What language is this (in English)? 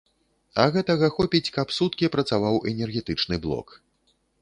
Belarusian